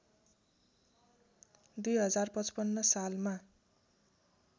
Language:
Nepali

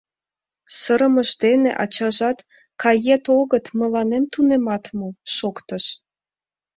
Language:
Mari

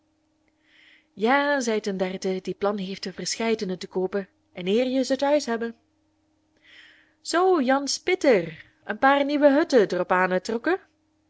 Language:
Dutch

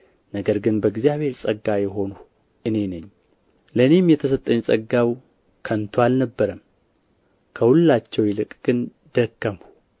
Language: Amharic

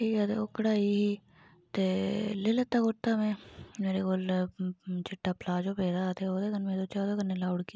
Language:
Dogri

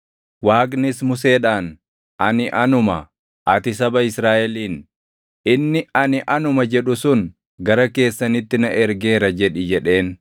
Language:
Oromo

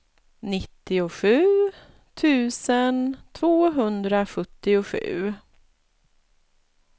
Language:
Swedish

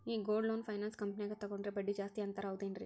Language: Kannada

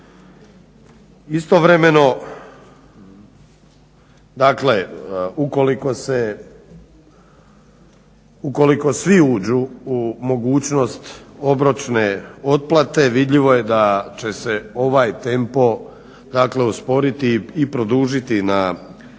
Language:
Croatian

